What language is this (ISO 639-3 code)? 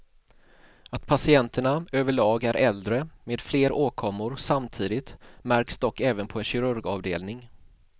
swe